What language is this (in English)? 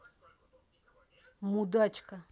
Russian